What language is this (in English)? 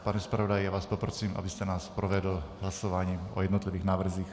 Czech